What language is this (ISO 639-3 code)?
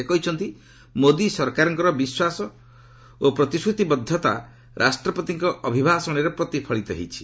ori